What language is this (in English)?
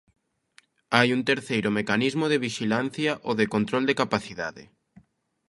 Galician